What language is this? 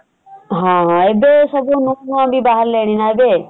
Odia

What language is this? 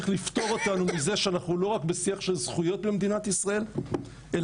Hebrew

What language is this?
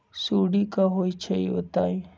Magahi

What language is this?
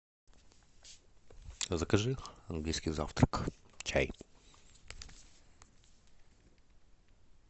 Russian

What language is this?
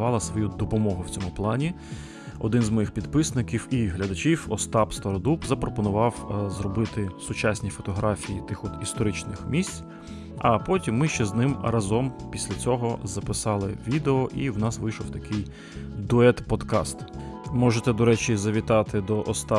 Ukrainian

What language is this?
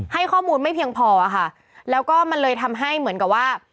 Thai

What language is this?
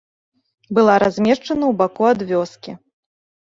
Belarusian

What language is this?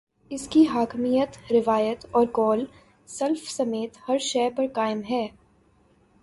Urdu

